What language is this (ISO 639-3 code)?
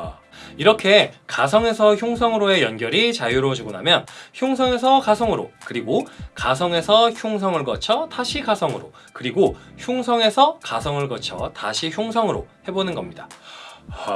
kor